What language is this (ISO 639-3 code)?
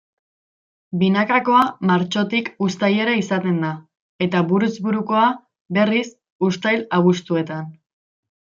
eus